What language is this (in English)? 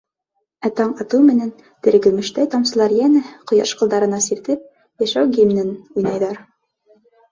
Bashkir